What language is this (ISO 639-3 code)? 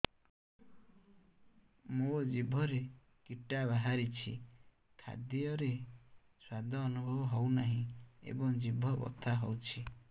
ori